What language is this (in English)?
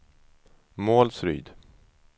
Swedish